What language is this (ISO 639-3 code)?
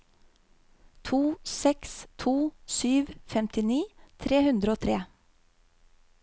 nor